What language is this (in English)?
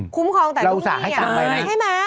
Thai